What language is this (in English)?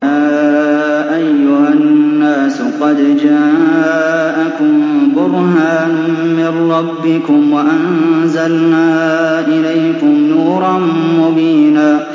Arabic